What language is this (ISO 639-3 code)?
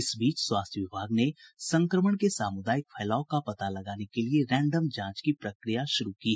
hin